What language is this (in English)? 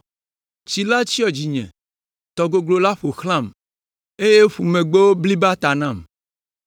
Ewe